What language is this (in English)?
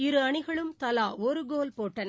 Tamil